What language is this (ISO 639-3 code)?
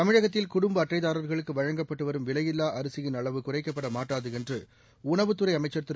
tam